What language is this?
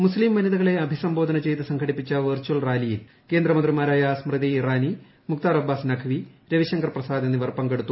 Malayalam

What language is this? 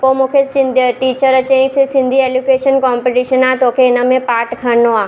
Sindhi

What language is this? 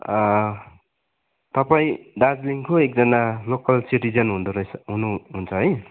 Nepali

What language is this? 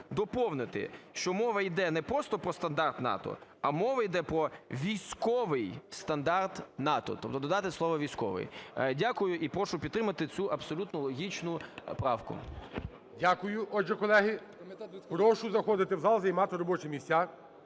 Ukrainian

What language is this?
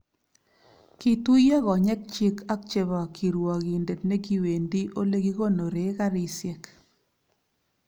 Kalenjin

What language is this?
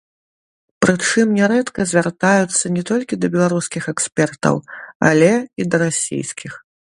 Belarusian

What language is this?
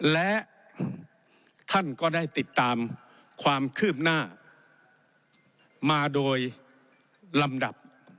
Thai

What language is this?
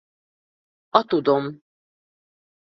Hungarian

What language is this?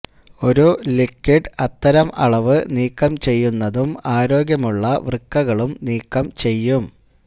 Malayalam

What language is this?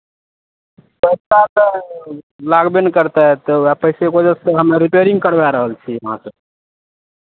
Maithili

